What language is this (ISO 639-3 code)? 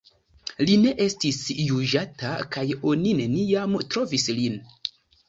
epo